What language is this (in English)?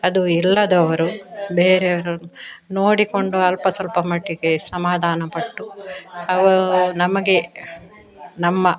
Kannada